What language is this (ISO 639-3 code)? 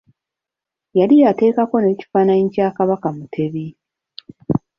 lug